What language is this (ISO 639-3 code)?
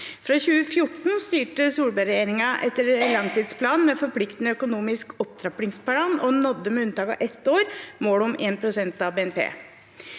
nor